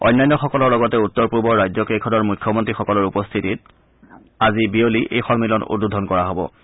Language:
Assamese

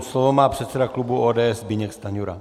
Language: Czech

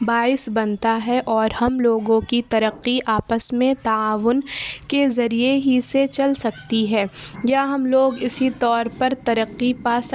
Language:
Urdu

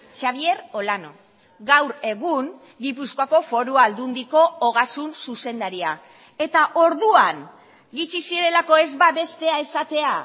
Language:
Basque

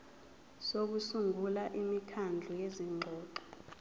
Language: Zulu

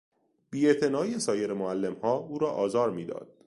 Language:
Persian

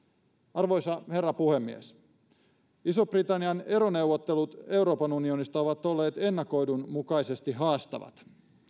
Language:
Finnish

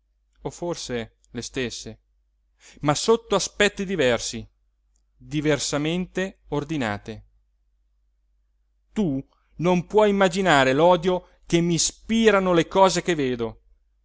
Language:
Italian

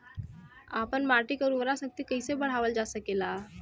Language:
Bhojpuri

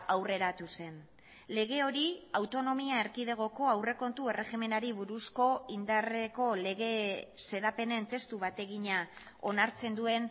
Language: Basque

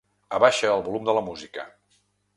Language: Catalan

